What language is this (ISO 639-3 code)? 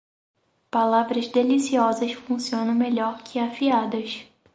por